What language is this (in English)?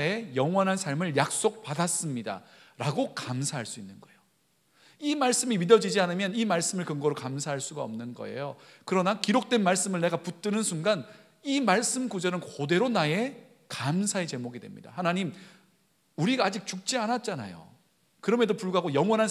Korean